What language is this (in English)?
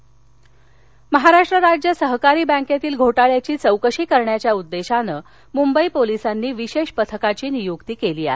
Marathi